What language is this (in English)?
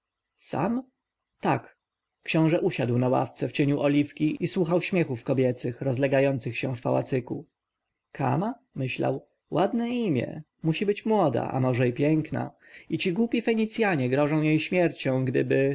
Polish